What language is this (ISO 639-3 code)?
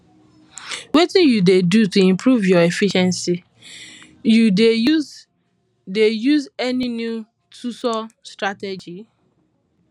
pcm